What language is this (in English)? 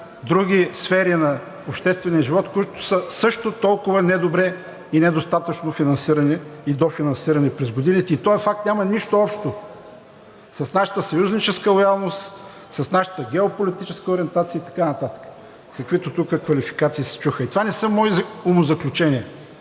Bulgarian